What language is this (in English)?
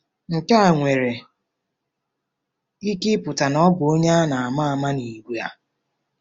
Igbo